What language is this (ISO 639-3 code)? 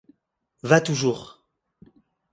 fra